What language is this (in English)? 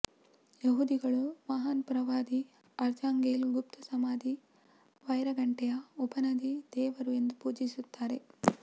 Kannada